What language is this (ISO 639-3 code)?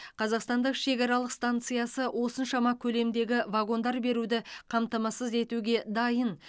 kaz